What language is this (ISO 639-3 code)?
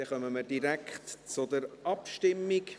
gsw